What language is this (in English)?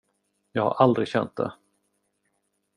Swedish